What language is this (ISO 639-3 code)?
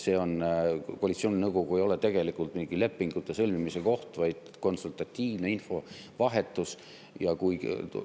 est